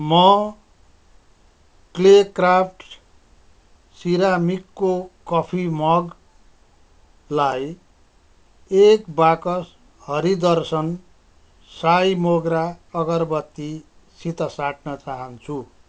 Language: Nepali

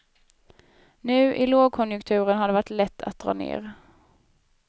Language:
Swedish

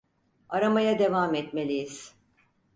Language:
Turkish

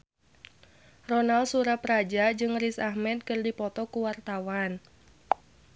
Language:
Sundanese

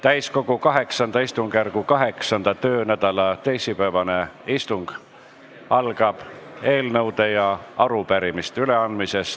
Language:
Estonian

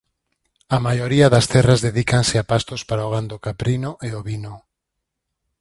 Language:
Galician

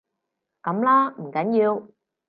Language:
Cantonese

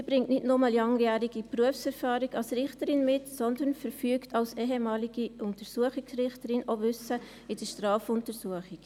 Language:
Swiss German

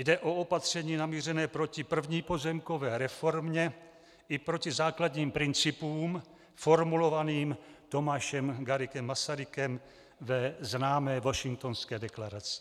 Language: Czech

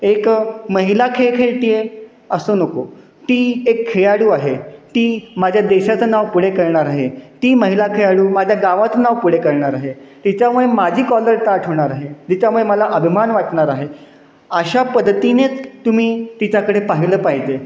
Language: Marathi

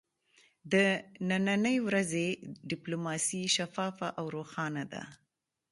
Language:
Pashto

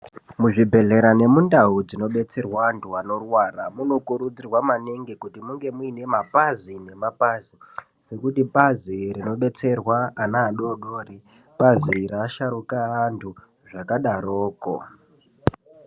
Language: Ndau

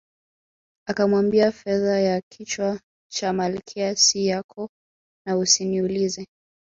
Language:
Swahili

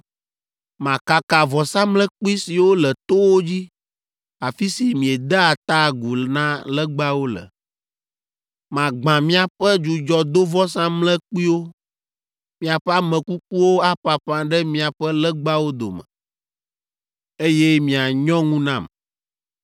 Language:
Ewe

